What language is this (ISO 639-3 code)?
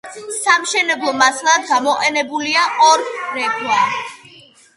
kat